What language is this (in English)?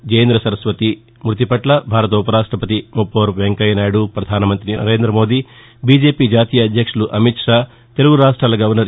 Telugu